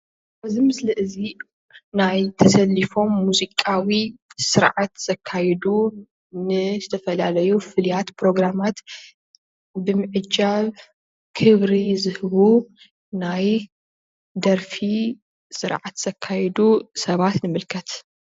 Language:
Tigrinya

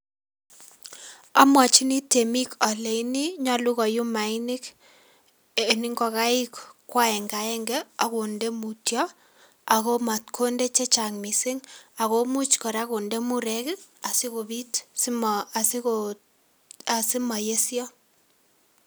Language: Kalenjin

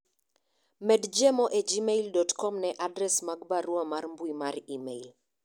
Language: Luo (Kenya and Tanzania)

